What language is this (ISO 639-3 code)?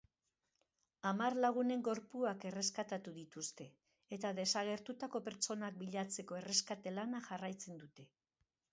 eus